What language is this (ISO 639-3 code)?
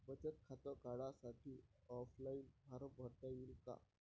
mar